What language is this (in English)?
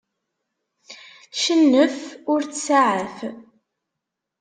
Kabyle